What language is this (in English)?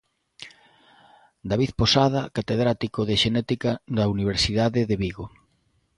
Galician